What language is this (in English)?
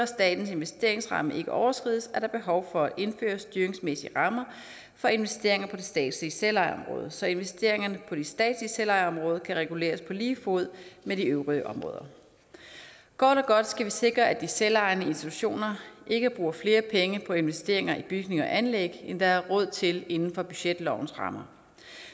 Danish